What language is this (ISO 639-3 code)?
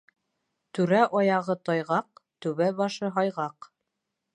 bak